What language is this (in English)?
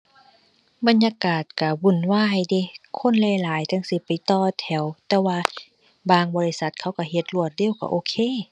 Thai